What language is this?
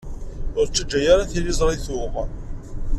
Kabyle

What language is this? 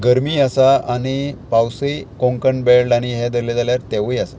Konkani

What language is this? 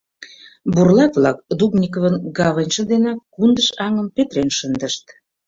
Mari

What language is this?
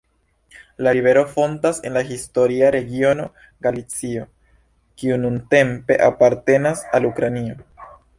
Esperanto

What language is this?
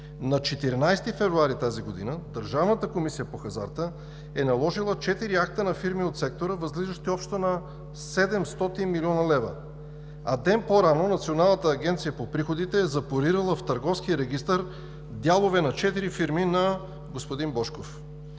Bulgarian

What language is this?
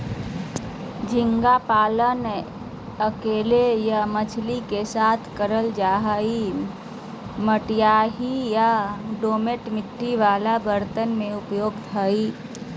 Magahi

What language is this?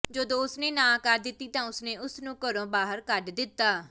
Punjabi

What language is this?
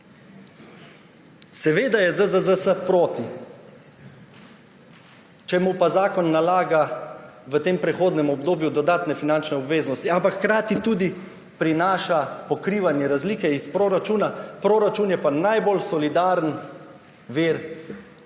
Slovenian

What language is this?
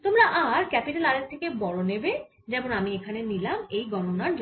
Bangla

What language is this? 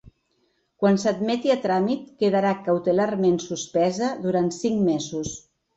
Catalan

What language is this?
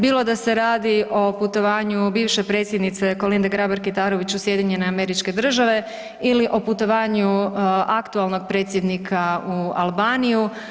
Croatian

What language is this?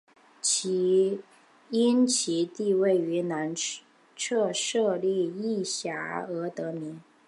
Chinese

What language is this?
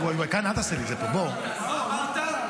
Hebrew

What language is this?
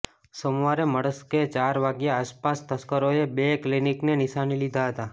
Gujarati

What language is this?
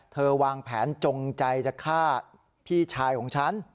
Thai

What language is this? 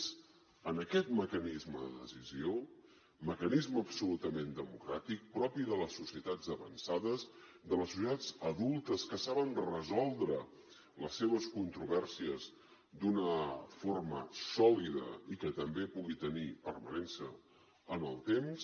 Catalan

